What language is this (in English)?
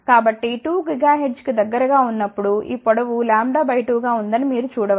Telugu